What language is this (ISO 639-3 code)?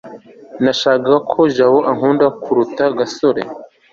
kin